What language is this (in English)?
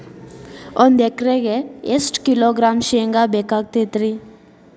Kannada